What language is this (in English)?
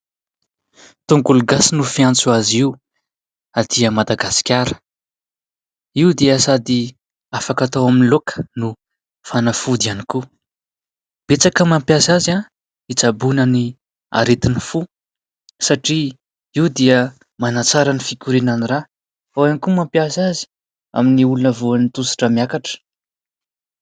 Malagasy